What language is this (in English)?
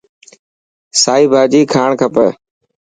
Dhatki